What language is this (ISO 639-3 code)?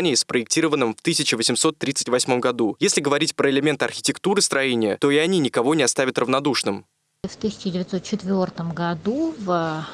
rus